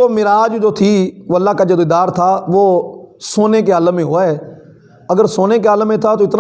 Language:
Urdu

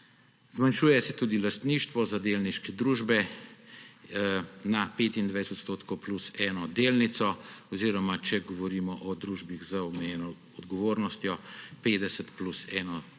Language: Slovenian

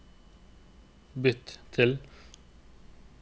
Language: Norwegian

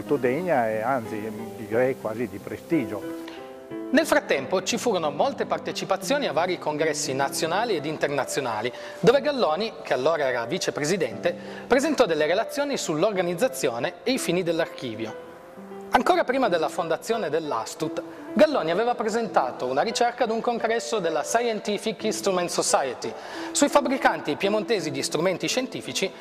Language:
Italian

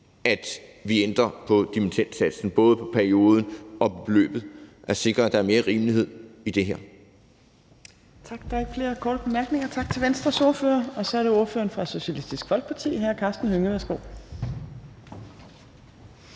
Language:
Danish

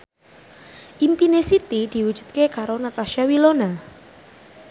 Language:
Javanese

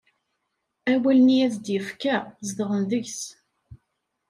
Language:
Kabyle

